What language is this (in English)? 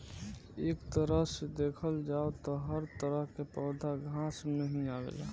Bhojpuri